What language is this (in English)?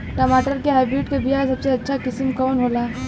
Bhojpuri